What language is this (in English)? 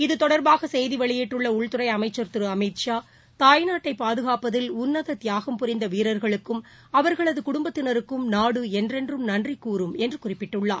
Tamil